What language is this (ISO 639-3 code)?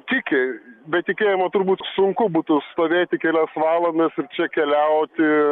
lit